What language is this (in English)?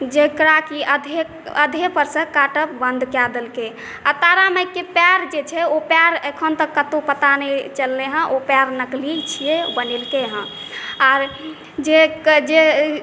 Maithili